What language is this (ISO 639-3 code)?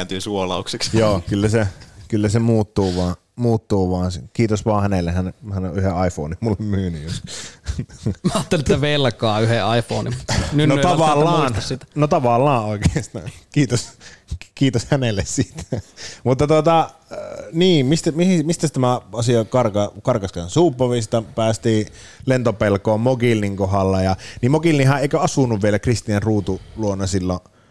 fin